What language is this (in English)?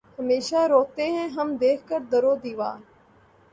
Urdu